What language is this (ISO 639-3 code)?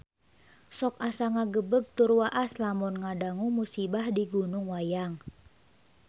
sun